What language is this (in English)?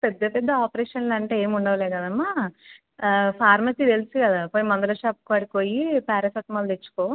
Telugu